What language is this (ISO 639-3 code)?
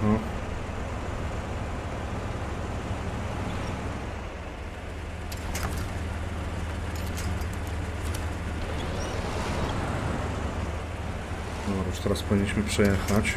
pol